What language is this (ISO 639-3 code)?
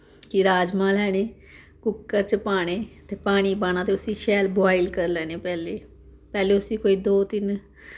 doi